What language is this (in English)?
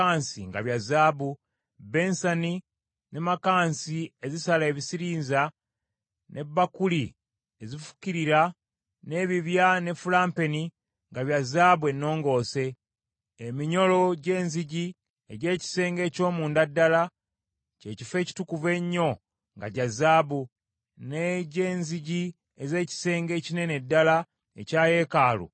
Ganda